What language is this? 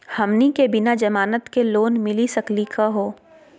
Magahi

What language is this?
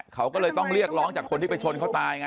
Thai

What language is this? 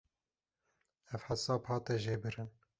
Kurdish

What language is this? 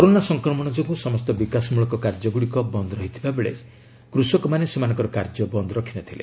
Odia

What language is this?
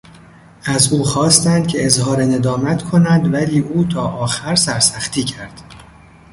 Persian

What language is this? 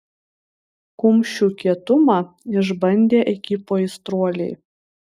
Lithuanian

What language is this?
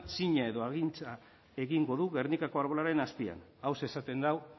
Basque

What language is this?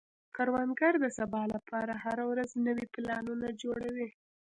Pashto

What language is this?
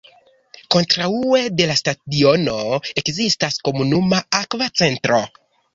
Esperanto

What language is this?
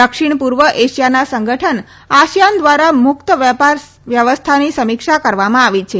Gujarati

